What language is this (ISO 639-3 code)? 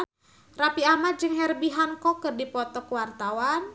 sun